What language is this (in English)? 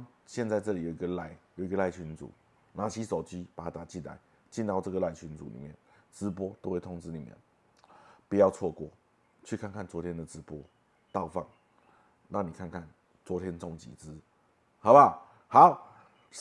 Chinese